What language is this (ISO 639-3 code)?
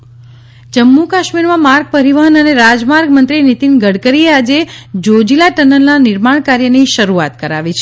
guj